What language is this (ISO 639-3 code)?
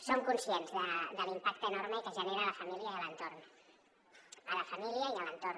cat